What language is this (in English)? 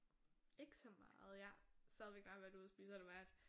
Danish